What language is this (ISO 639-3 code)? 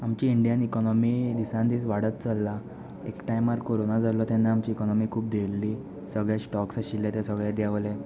kok